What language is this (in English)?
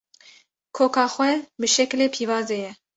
Kurdish